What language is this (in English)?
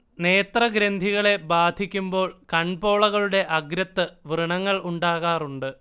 Malayalam